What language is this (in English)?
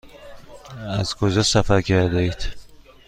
Persian